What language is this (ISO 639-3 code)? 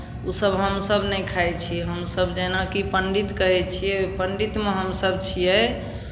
mai